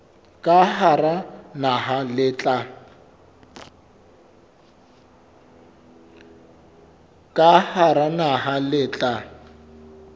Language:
Southern Sotho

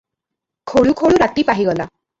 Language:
Odia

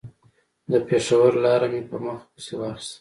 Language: Pashto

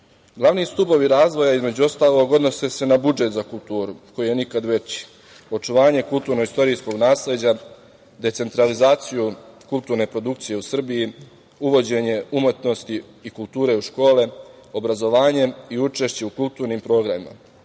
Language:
Serbian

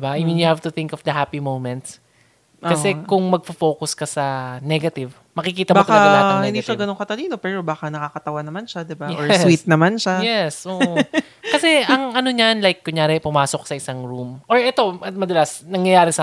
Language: Filipino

